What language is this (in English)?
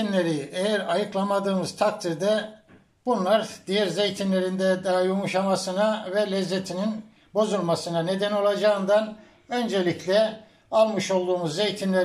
Turkish